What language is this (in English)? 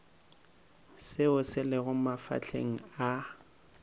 Northern Sotho